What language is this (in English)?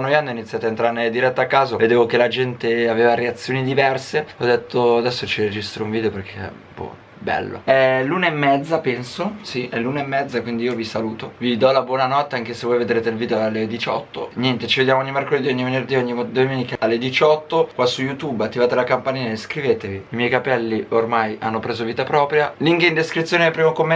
Italian